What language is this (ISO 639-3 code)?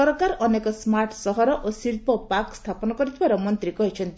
ori